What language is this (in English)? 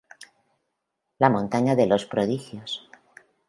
Spanish